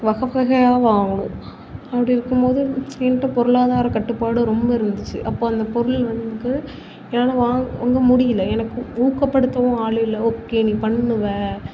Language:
Tamil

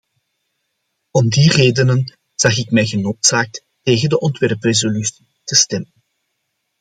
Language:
Dutch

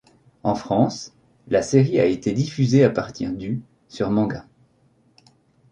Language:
French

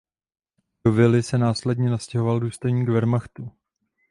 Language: Czech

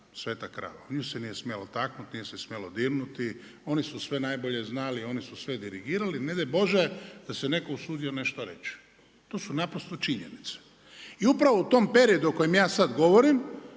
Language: Croatian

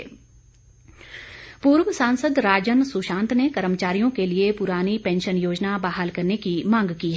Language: Hindi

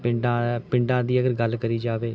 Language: Punjabi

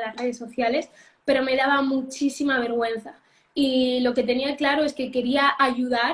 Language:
Spanish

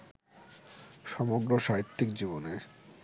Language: Bangla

